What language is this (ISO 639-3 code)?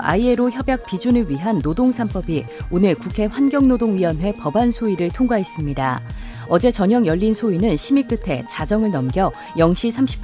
kor